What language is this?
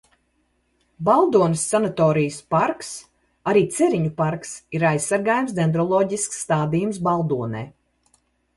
Latvian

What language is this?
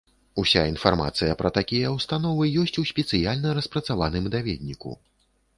Belarusian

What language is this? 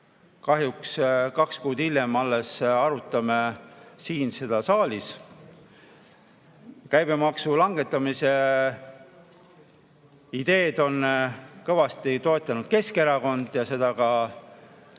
Estonian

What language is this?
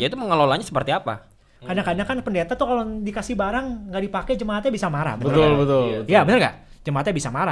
Indonesian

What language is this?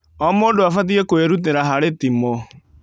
Kikuyu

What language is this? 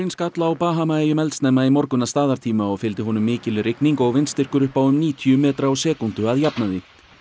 Icelandic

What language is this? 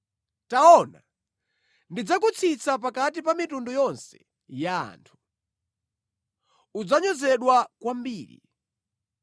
Nyanja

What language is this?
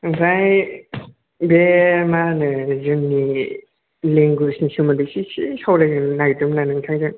Bodo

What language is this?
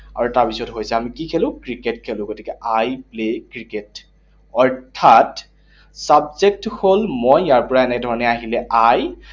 Assamese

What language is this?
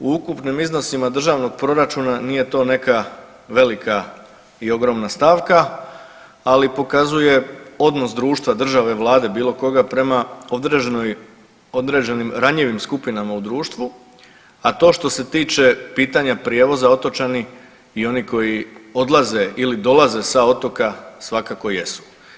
Croatian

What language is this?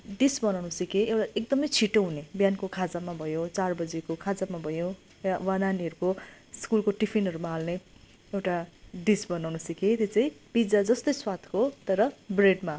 Nepali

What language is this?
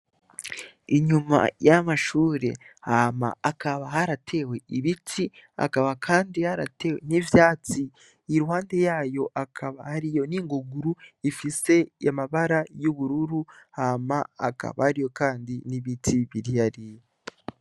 Rundi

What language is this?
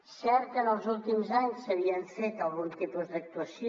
Catalan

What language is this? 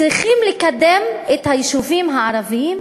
Hebrew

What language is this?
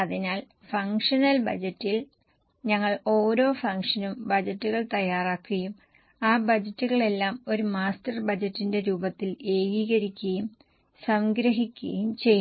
Malayalam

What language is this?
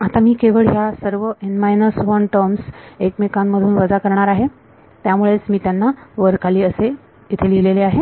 Marathi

